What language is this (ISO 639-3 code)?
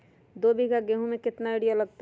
mag